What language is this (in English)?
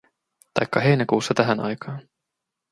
Finnish